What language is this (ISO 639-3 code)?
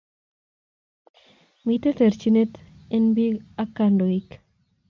kln